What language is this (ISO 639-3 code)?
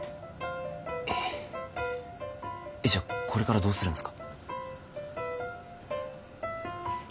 jpn